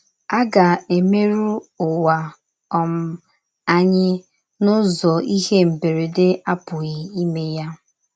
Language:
Igbo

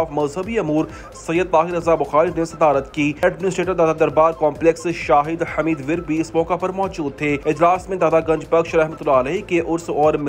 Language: Hindi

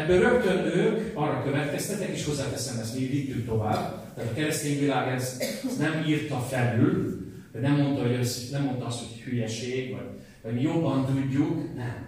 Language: Hungarian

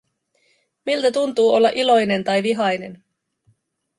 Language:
Finnish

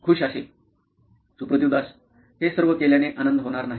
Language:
Marathi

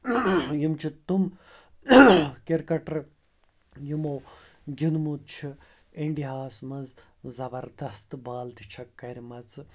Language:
Kashmiri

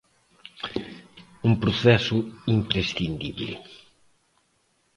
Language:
Galician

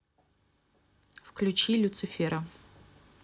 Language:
Russian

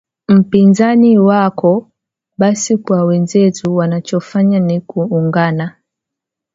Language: Swahili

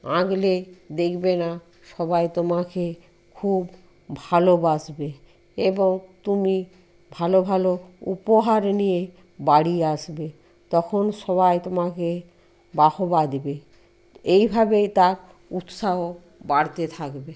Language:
Bangla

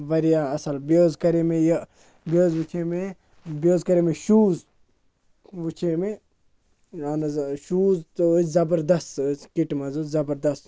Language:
Kashmiri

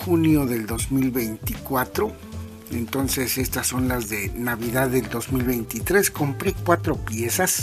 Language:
Spanish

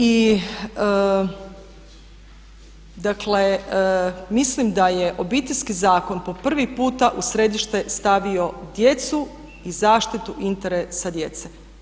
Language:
Croatian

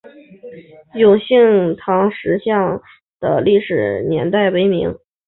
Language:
Chinese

